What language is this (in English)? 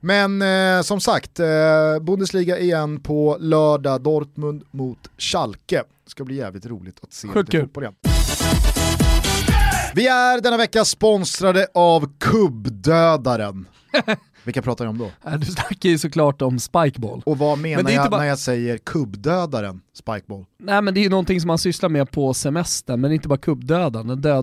Swedish